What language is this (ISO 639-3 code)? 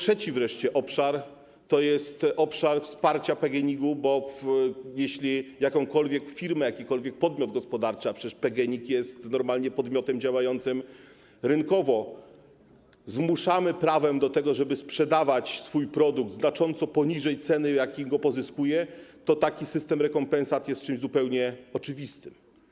pol